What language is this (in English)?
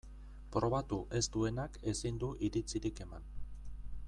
Basque